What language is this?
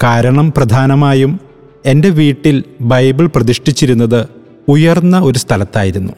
Malayalam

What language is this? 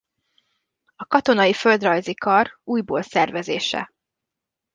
Hungarian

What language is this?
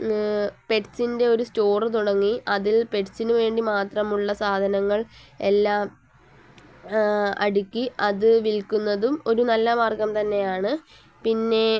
Malayalam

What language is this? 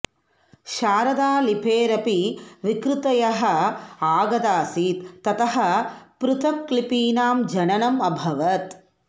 Sanskrit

